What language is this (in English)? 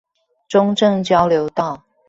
Chinese